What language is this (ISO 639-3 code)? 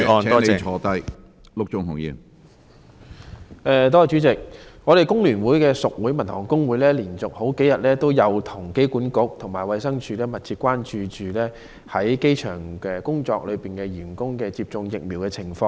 yue